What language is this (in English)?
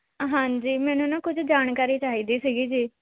Punjabi